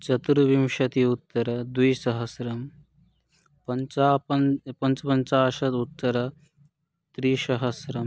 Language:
Sanskrit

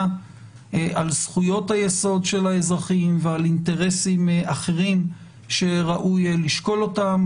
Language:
Hebrew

